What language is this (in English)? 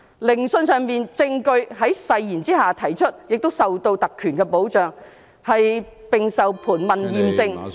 Cantonese